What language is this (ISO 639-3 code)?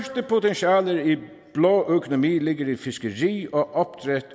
dan